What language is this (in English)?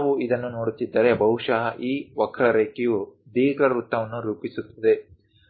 Kannada